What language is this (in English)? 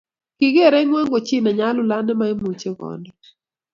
Kalenjin